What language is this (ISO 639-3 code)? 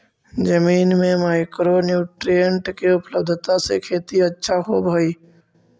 mag